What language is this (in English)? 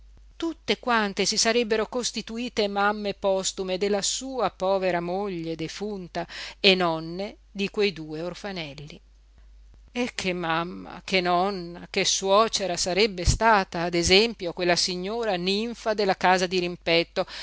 Italian